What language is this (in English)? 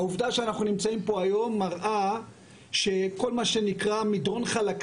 Hebrew